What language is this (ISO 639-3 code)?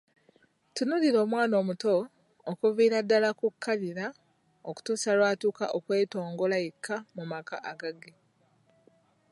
lug